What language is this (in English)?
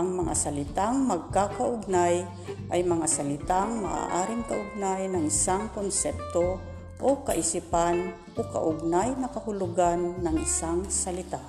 Filipino